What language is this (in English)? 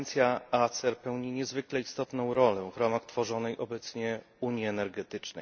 Polish